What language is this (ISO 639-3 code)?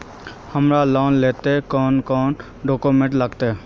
mag